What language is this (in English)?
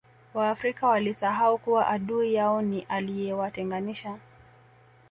Swahili